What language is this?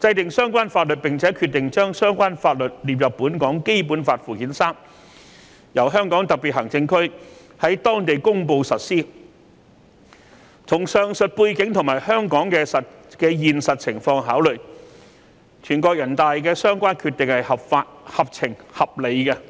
Cantonese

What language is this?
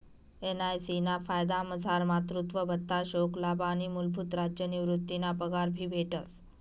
Marathi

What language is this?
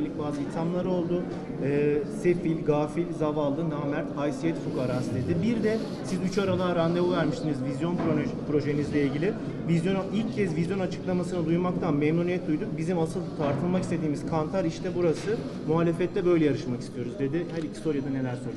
Turkish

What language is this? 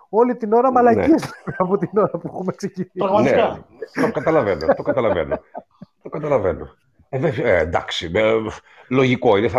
Greek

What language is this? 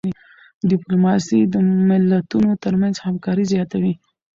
Pashto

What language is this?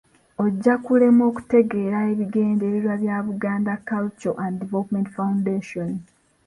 Ganda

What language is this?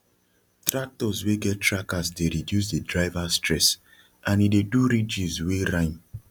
Nigerian Pidgin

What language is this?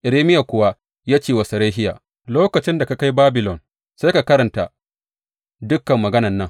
Hausa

